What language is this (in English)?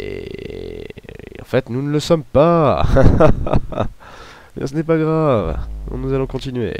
French